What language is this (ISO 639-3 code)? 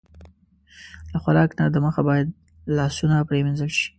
pus